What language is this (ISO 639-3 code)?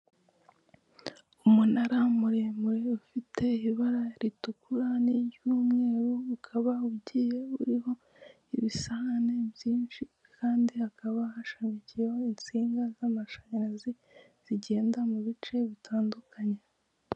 kin